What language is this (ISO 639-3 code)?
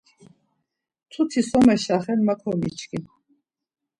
lzz